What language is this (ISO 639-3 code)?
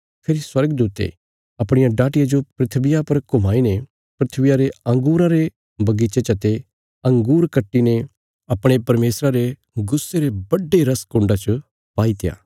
kfs